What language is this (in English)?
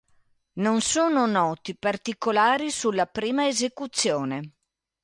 Italian